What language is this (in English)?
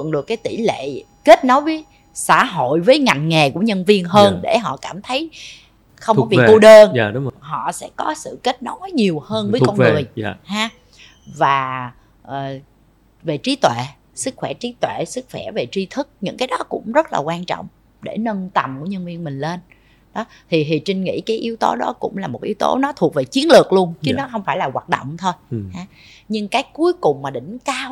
Vietnamese